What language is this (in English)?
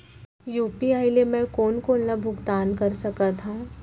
Chhattisgarhi